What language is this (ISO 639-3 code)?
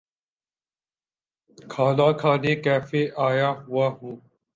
urd